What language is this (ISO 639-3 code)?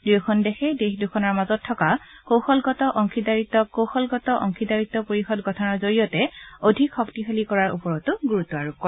asm